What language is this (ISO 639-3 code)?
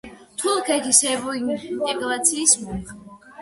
kat